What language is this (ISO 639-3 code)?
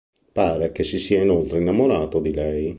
ita